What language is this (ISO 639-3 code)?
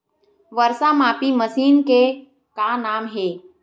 hne